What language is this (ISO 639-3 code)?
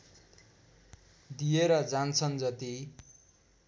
nep